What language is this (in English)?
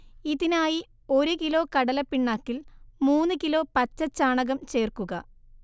Malayalam